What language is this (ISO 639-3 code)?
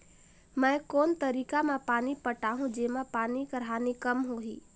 hne